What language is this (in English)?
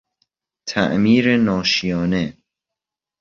Persian